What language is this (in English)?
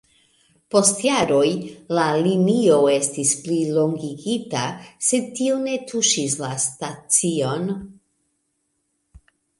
Esperanto